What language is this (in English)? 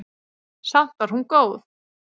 Icelandic